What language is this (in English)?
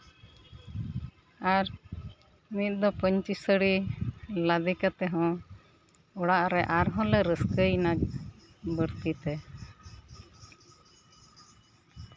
Santali